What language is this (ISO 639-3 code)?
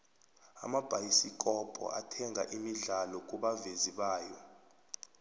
nbl